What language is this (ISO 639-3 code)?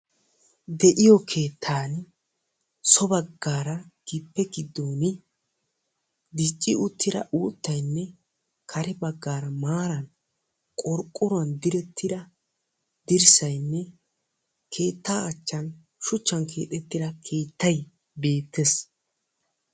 wal